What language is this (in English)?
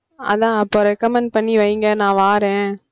Tamil